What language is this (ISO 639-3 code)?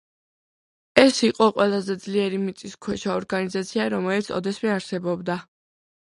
kat